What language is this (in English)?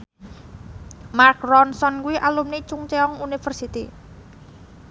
Javanese